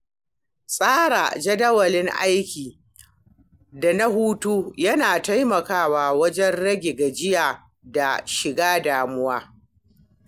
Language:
Hausa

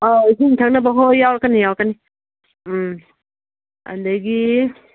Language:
Manipuri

